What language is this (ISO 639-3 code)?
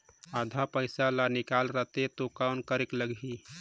hne